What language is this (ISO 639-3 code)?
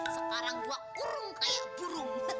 ind